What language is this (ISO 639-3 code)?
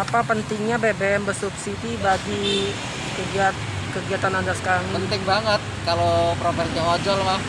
ind